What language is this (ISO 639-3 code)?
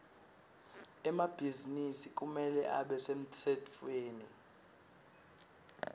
ssw